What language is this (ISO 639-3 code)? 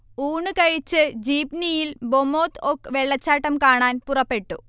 mal